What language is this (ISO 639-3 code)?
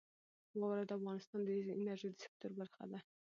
pus